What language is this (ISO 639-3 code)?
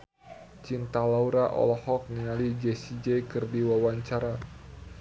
sun